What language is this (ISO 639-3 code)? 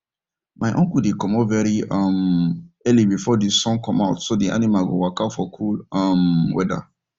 pcm